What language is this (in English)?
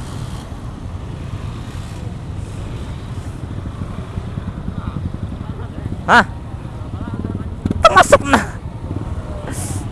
Indonesian